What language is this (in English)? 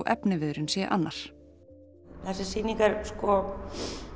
Icelandic